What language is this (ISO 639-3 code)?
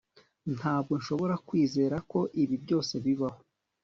kin